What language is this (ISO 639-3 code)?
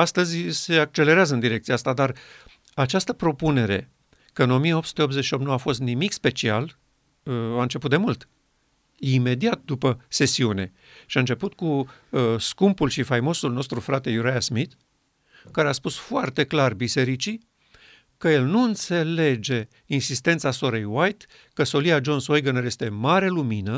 ron